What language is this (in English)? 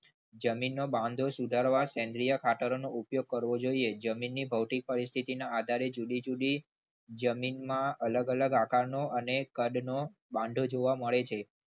Gujarati